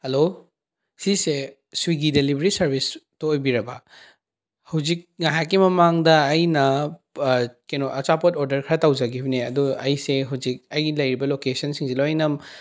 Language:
Manipuri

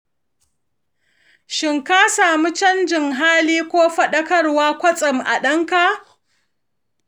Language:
Hausa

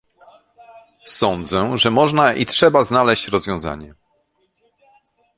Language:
Polish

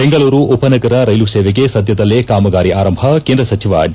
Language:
Kannada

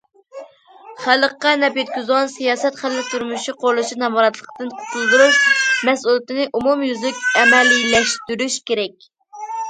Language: Uyghur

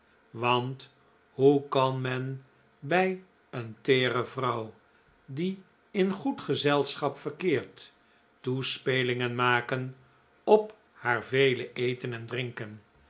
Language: Dutch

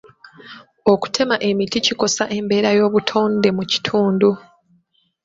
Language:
Ganda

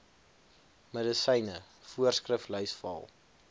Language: Afrikaans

